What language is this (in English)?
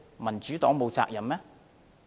Cantonese